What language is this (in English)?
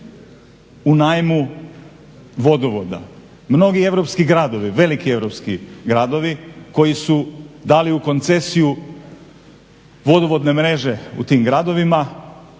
Croatian